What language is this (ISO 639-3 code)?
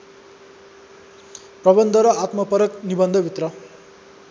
nep